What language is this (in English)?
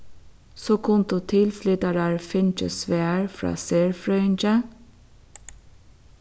Faroese